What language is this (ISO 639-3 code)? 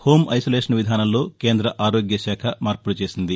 tel